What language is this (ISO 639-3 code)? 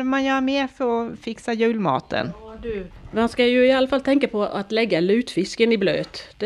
swe